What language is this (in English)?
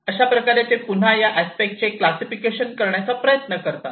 Marathi